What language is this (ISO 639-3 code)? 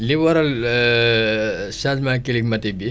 wol